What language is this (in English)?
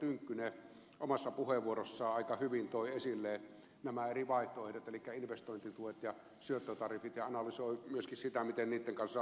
Finnish